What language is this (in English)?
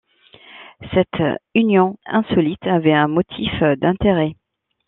French